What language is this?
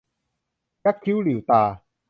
Thai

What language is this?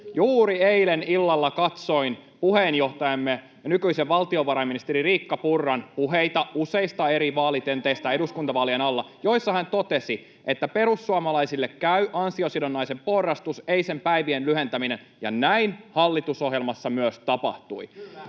Finnish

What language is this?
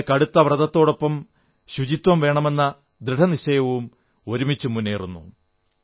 Malayalam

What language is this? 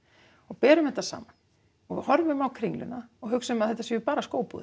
Icelandic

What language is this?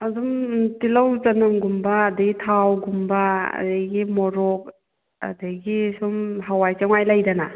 Manipuri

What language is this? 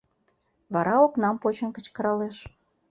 Mari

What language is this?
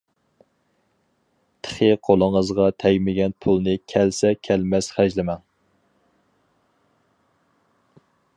Uyghur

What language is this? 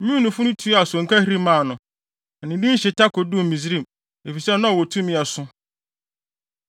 Akan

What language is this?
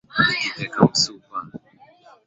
Swahili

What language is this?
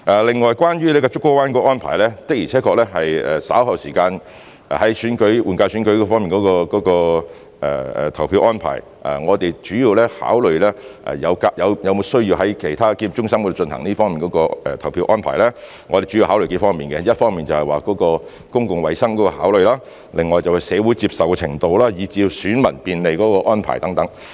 Cantonese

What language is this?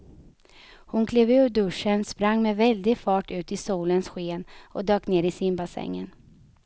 Swedish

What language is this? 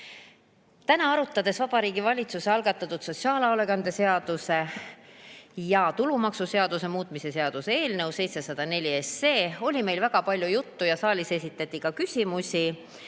Estonian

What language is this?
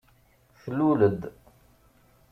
Kabyle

